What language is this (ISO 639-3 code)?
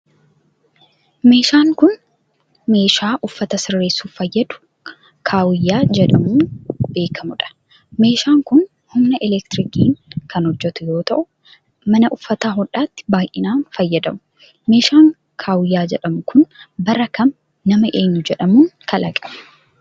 orm